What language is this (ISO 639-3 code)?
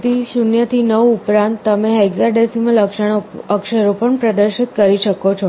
guj